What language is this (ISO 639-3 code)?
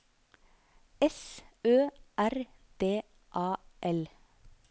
nor